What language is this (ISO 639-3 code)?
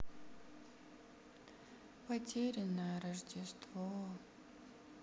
rus